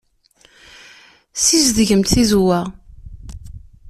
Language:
Kabyle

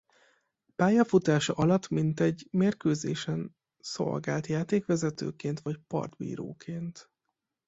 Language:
Hungarian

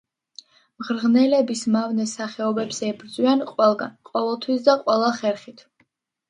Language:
Georgian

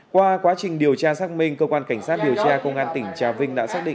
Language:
Vietnamese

